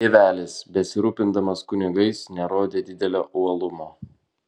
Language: Lithuanian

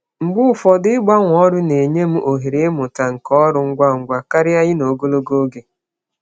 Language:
Igbo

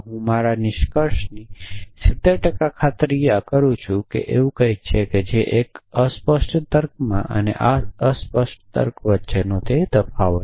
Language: Gujarati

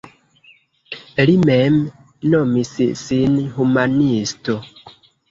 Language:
Esperanto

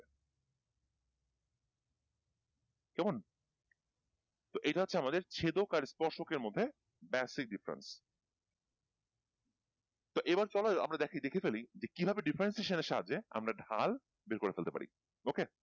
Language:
Bangla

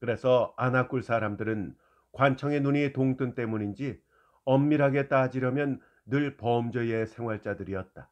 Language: Korean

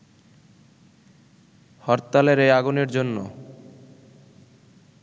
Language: Bangla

